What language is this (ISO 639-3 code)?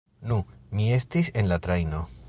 epo